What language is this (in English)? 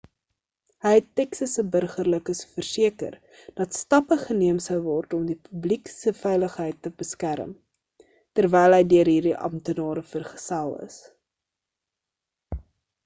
Afrikaans